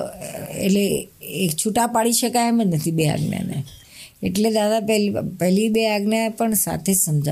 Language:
Gujarati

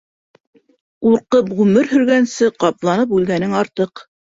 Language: Bashkir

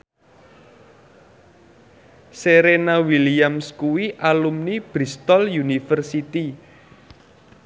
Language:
Javanese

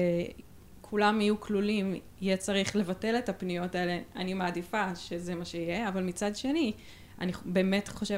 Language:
Hebrew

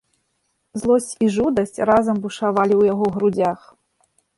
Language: Belarusian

